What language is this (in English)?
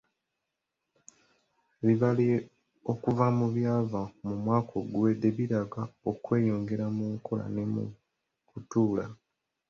Ganda